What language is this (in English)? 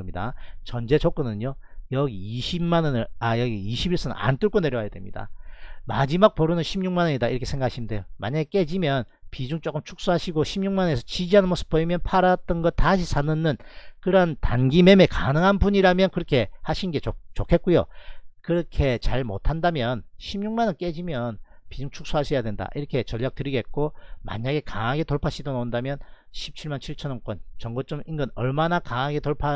Korean